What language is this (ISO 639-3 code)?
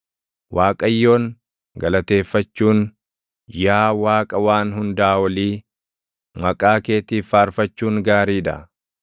orm